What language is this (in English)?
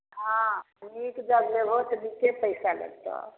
Maithili